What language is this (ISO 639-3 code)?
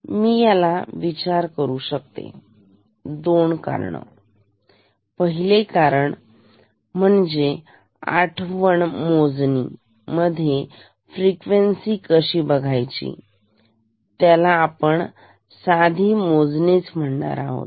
mar